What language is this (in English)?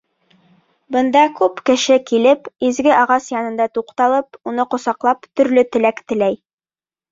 Bashkir